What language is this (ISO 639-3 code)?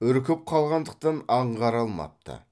kaz